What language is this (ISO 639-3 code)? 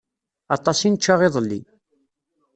kab